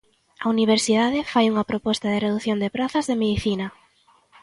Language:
Galician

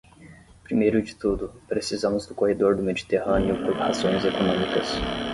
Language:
Portuguese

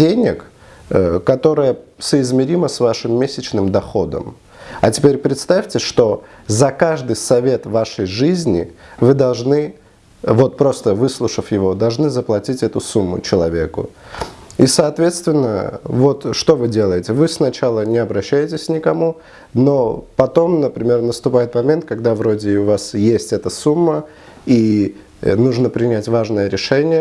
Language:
Russian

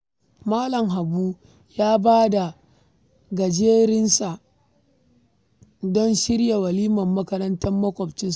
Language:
Hausa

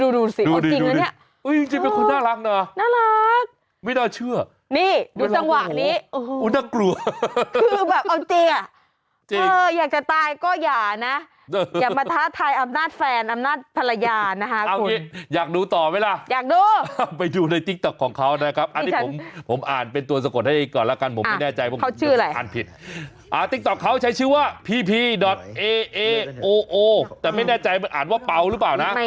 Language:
Thai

